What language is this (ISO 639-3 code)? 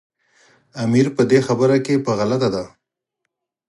pus